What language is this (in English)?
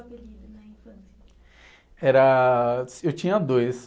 Portuguese